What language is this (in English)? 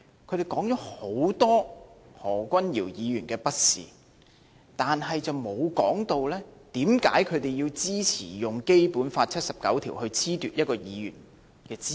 Cantonese